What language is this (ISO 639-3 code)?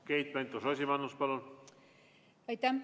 est